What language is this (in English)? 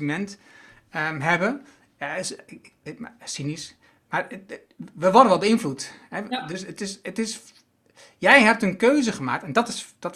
Dutch